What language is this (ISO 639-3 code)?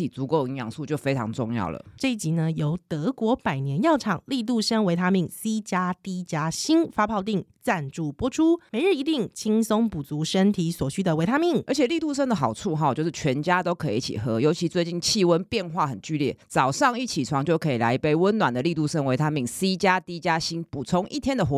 zho